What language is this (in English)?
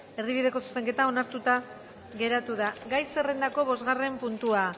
Basque